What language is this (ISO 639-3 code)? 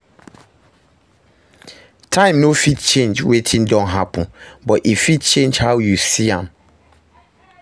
pcm